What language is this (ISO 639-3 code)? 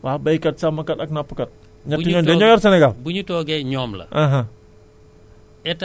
wol